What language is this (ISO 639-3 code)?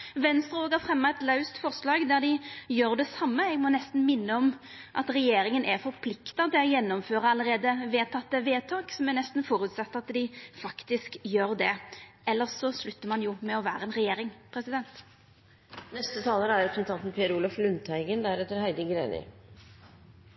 nor